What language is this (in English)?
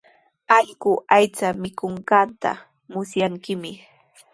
Sihuas Ancash Quechua